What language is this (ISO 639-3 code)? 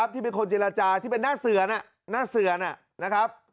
tha